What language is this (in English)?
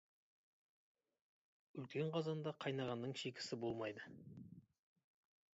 Kazakh